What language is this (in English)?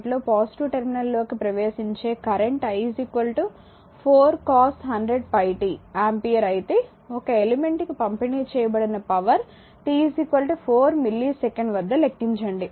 Telugu